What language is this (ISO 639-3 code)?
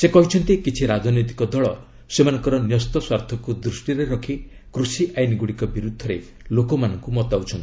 ori